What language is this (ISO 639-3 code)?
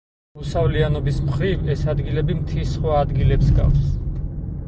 kat